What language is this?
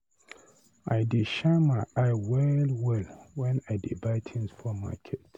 Nigerian Pidgin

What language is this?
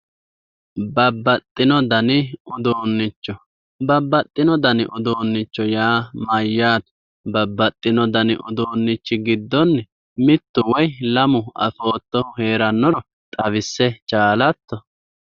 Sidamo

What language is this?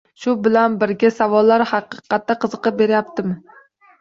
Uzbek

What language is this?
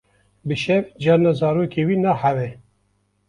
Kurdish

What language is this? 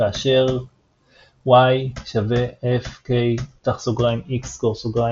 Hebrew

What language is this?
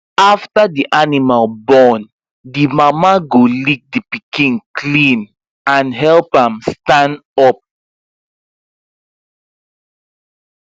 Nigerian Pidgin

